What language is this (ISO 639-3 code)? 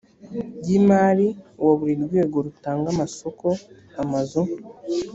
kin